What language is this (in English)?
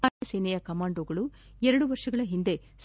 Kannada